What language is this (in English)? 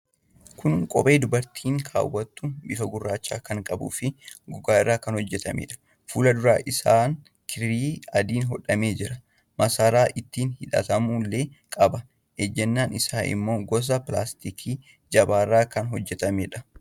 Oromo